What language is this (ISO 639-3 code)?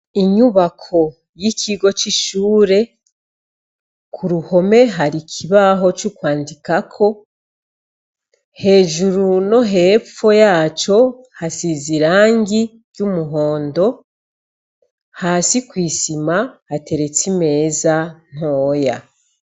run